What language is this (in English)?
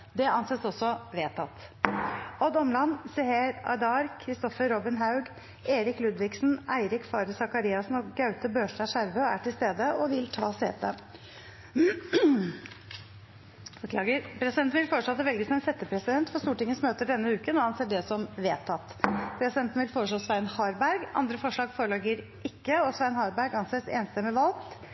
Norwegian Nynorsk